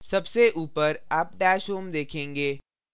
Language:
Hindi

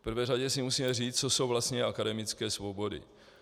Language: Czech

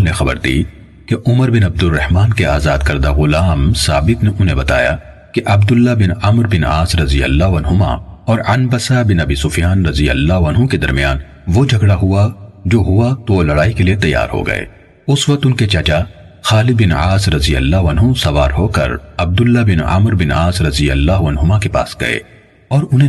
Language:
Urdu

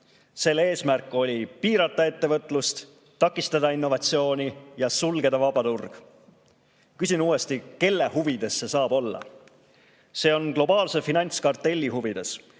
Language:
Estonian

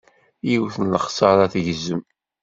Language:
Kabyle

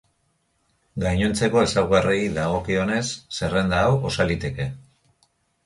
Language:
Basque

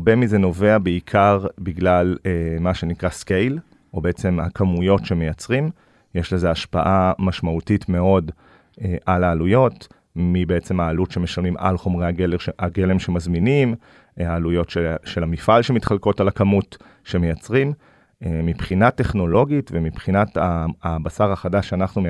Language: Hebrew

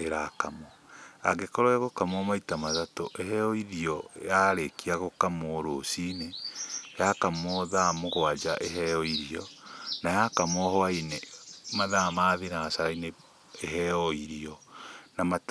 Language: Kikuyu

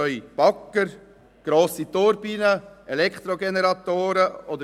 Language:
Swiss German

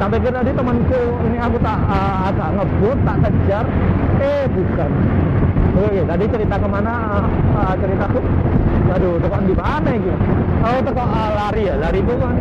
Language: Indonesian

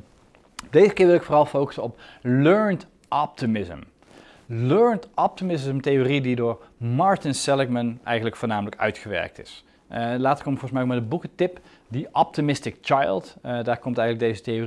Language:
Dutch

